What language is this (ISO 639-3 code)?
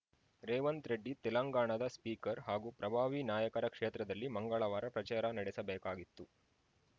kan